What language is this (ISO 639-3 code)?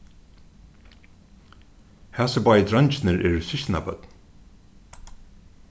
fao